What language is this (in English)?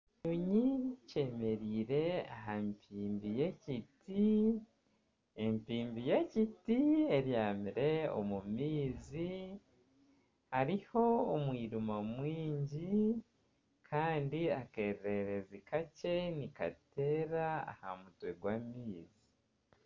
Nyankole